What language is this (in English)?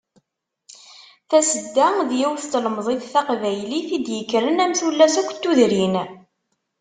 Kabyle